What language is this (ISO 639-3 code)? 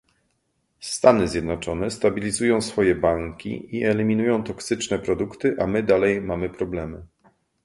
pol